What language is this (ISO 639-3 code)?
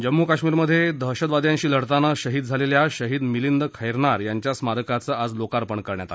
mar